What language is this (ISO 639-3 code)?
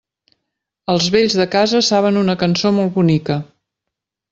cat